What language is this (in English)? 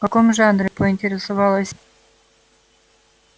Russian